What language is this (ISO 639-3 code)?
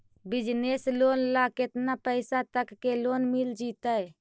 mag